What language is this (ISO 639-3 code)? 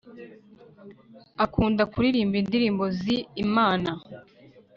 kin